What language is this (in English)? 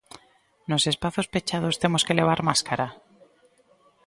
Galician